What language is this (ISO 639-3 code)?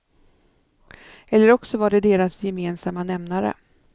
swe